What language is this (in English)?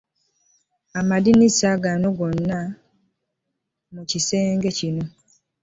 Ganda